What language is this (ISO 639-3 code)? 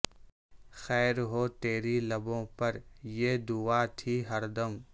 urd